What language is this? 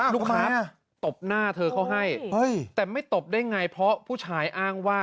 Thai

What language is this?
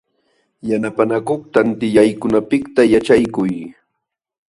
Jauja Wanca Quechua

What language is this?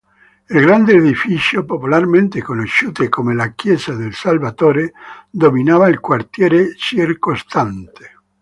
Italian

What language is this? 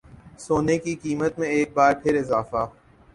Urdu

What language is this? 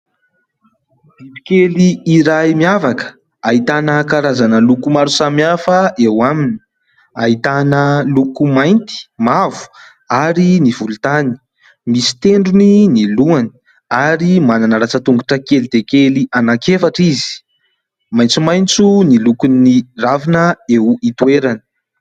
Malagasy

